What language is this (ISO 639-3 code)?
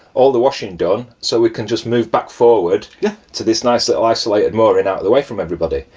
eng